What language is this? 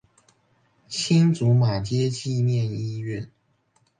Chinese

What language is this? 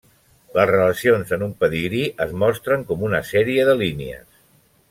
Catalan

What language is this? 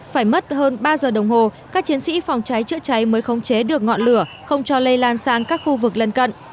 Vietnamese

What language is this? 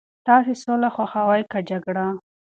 Pashto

